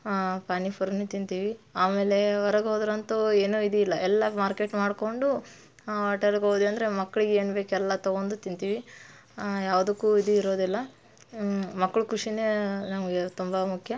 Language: Kannada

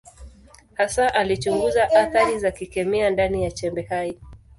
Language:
Swahili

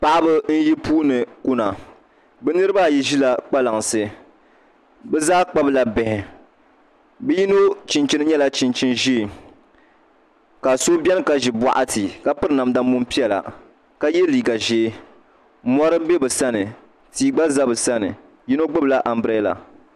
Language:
Dagbani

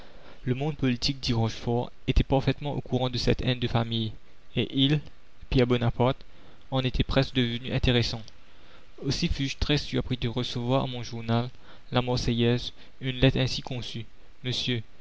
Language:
French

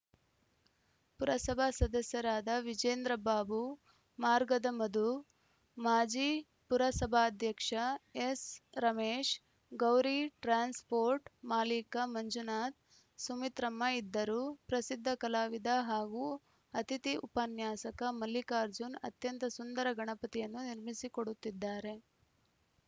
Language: Kannada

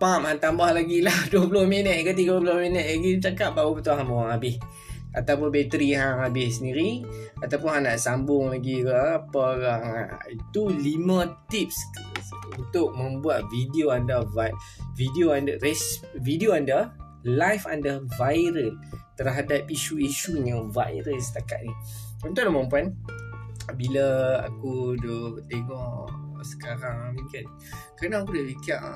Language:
Malay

